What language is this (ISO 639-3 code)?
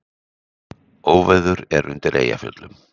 isl